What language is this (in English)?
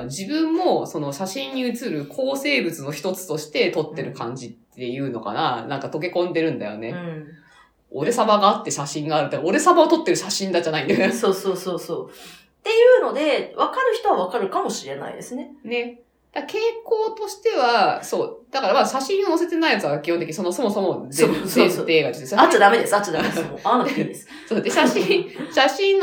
Japanese